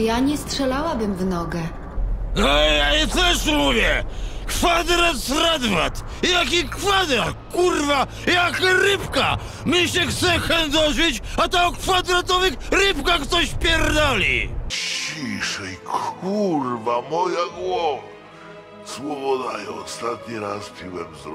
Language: Polish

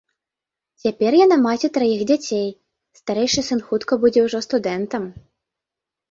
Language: Belarusian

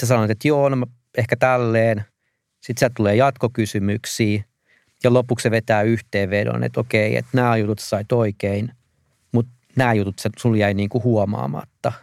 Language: Finnish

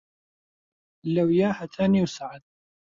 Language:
Central Kurdish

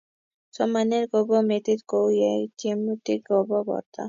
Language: Kalenjin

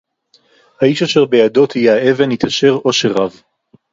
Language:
Hebrew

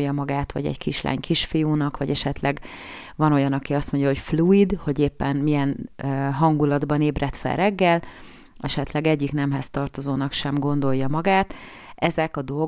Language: Hungarian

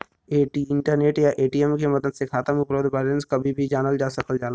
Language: Bhojpuri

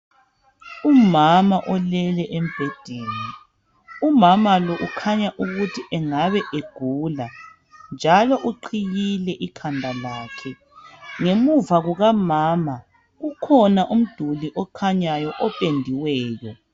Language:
North Ndebele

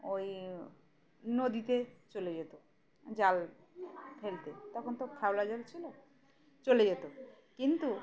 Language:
Bangla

